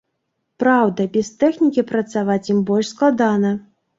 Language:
Belarusian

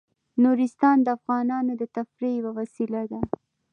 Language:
Pashto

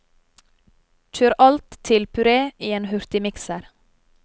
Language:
Norwegian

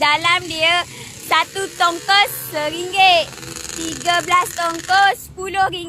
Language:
Malay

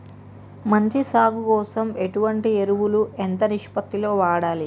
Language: Telugu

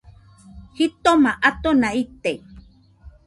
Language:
Nüpode Huitoto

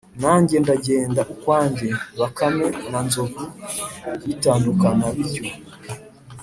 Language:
Kinyarwanda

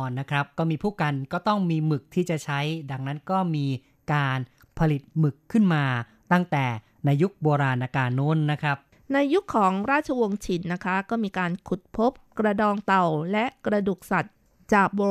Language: Thai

